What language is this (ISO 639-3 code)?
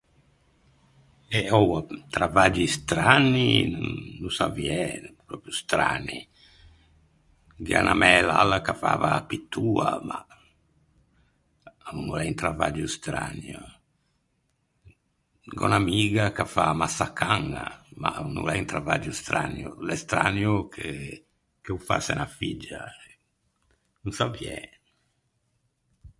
lij